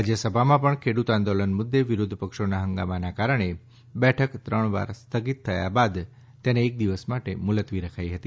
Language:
Gujarati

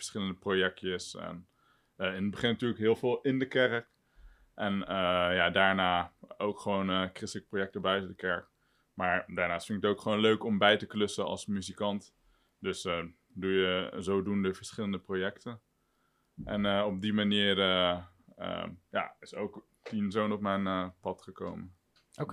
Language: Dutch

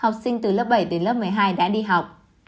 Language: Vietnamese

